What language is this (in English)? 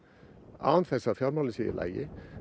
Icelandic